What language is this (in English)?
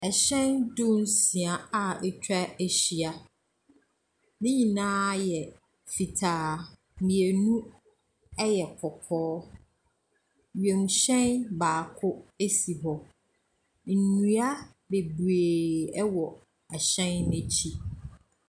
Akan